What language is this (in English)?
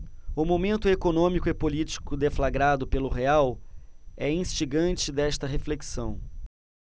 Portuguese